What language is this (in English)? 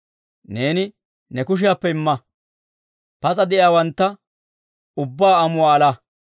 Dawro